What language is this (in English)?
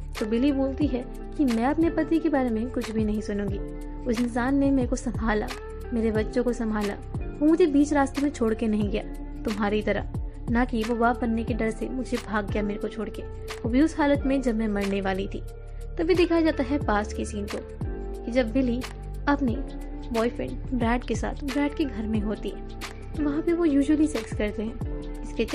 Hindi